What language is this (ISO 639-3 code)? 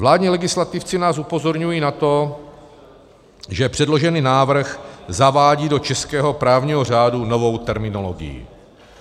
ces